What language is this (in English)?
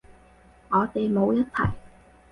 Cantonese